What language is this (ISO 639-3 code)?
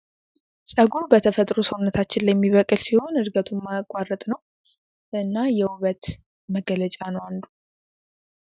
amh